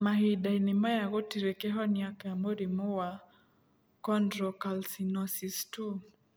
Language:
Kikuyu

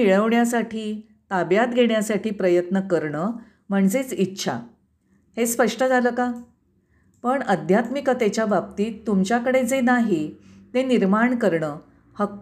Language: Marathi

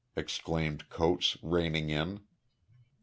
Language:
English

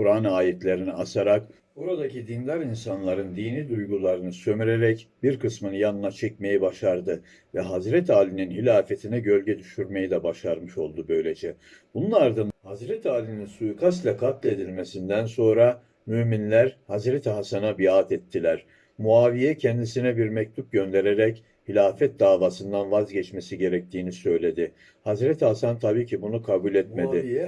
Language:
Turkish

